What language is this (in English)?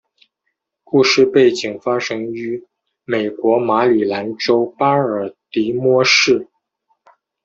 Chinese